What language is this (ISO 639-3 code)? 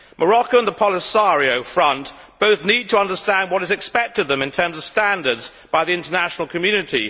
eng